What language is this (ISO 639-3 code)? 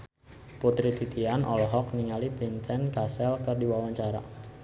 sun